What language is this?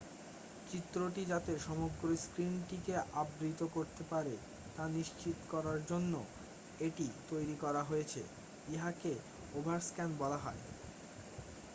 Bangla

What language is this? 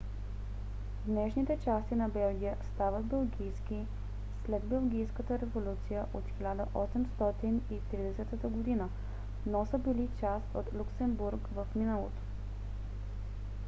Bulgarian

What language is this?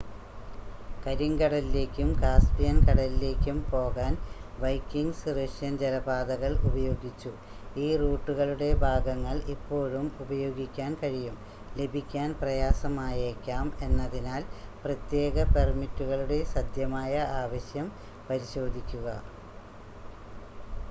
Malayalam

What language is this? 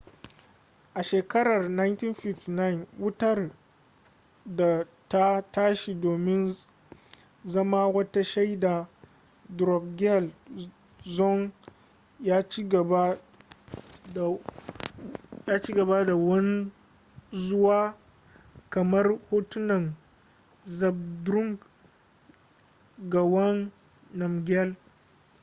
Hausa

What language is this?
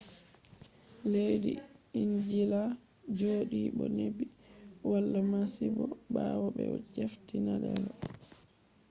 Fula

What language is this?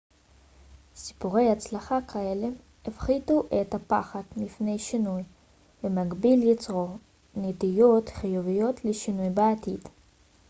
Hebrew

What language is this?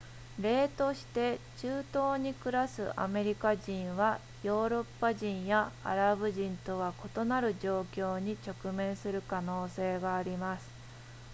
Japanese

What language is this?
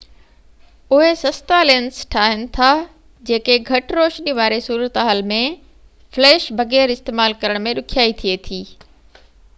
Sindhi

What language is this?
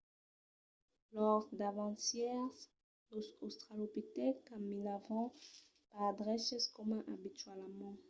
Occitan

